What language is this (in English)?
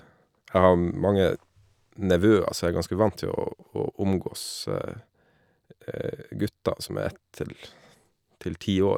Norwegian